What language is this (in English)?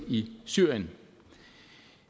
Danish